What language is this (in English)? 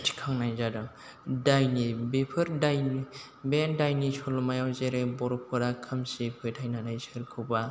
Bodo